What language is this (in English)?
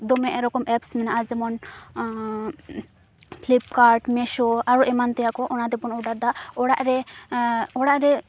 Santali